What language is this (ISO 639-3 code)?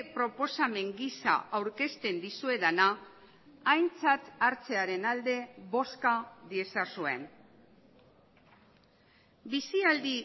eus